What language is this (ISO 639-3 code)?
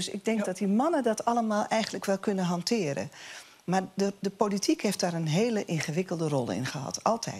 nld